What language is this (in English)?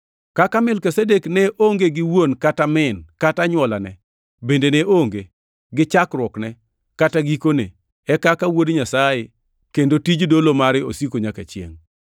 Luo (Kenya and Tanzania)